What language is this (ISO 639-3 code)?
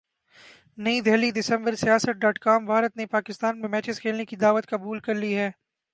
urd